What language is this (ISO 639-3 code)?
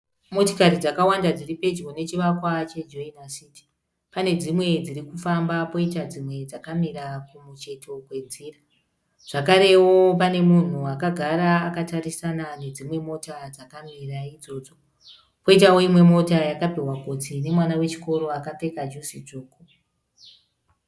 sna